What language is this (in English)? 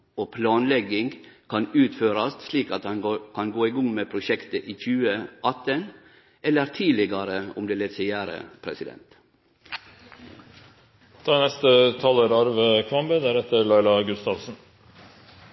Norwegian